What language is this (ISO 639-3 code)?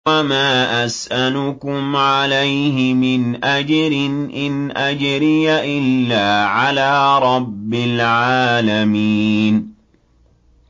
ara